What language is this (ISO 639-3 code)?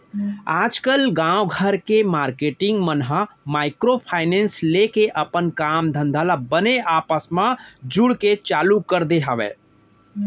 hne